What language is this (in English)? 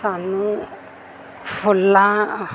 Punjabi